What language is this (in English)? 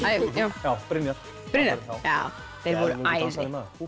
Icelandic